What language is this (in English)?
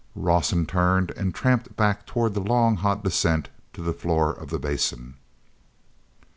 English